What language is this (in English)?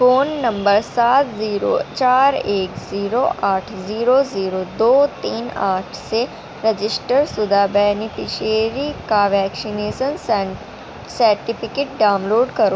Urdu